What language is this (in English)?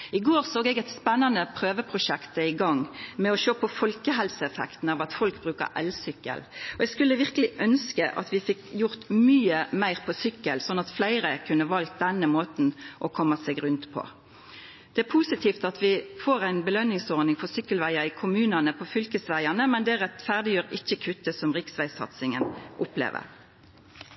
Norwegian Nynorsk